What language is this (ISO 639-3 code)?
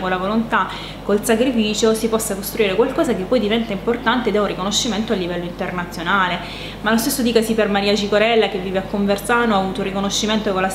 ita